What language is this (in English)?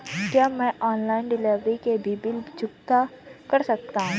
Hindi